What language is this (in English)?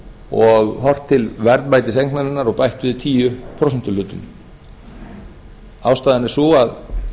Icelandic